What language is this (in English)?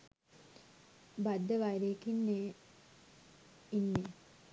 Sinhala